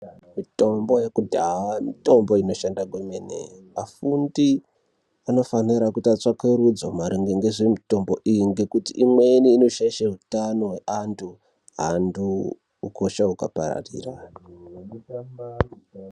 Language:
Ndau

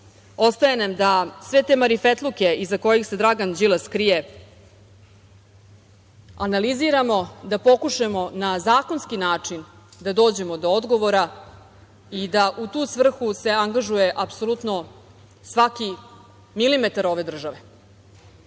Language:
Serbian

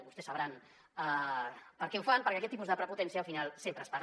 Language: Catalan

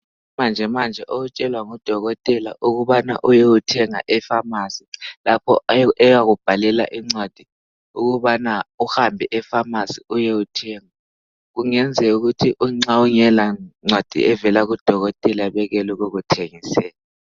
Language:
North Ndebele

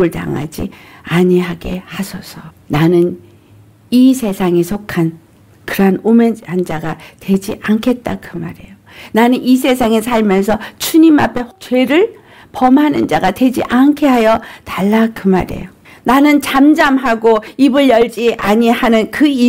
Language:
Korean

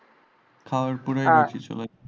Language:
Bangla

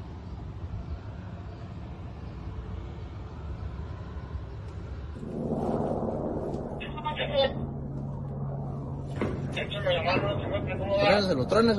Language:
Spanish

